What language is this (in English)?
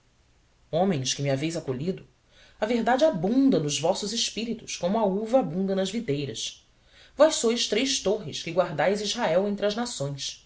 Portuguese